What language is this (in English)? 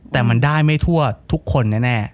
Thai